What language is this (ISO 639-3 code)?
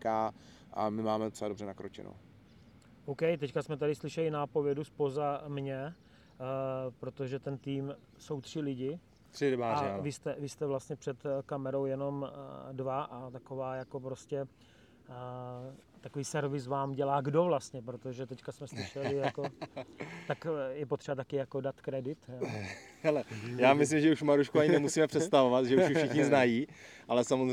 ces